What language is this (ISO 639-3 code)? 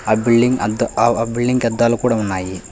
tel